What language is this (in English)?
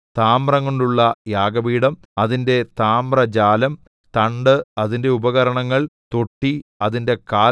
Malayalam